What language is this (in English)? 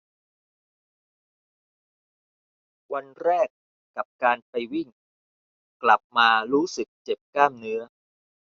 Thai